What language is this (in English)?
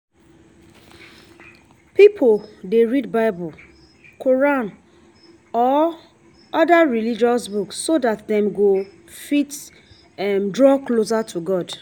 Nigerian Pidgin